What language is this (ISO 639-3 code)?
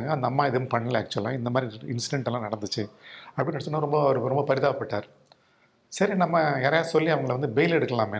tam